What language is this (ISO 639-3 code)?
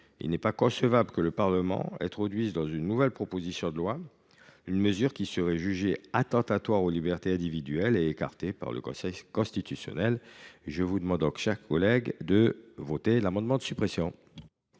fra